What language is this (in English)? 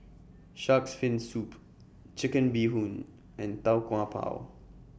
English